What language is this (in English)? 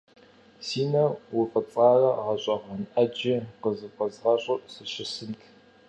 Kabardian